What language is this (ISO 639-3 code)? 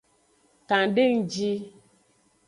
ajg